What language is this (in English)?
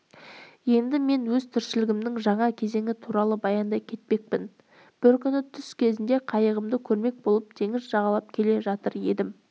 Kazakh